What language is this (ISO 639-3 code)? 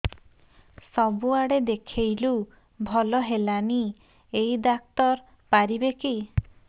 ori